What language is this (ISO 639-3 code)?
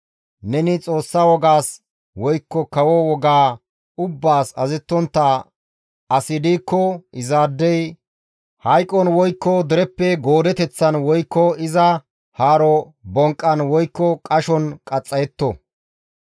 gmv